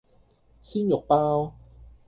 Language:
Cantonese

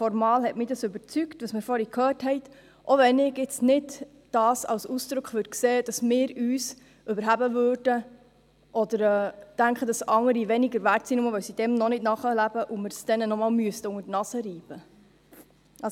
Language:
Swiss German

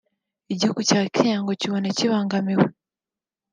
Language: Kinyarwanda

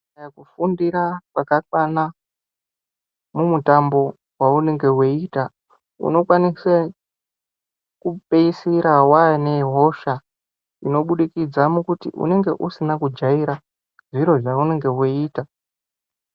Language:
Ndau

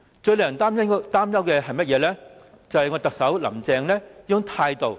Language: Cantonese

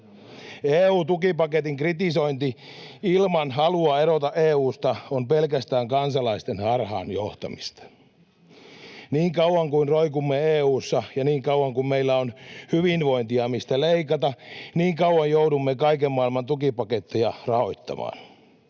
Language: Finnish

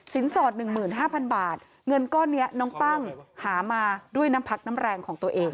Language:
Thai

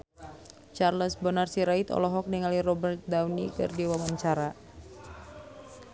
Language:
Sundanese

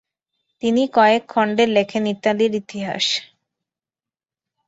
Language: Bangla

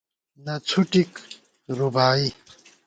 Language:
Gawar-Bati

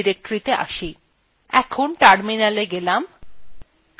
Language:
Bangla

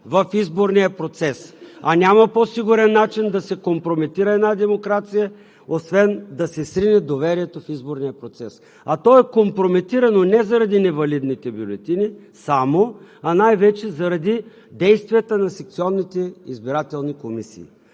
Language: Bulgarian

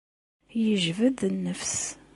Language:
Kabyle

